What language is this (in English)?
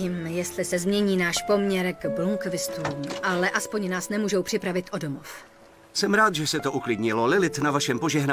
Czech